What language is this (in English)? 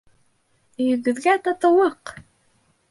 Bashkir